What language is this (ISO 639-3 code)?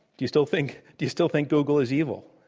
eng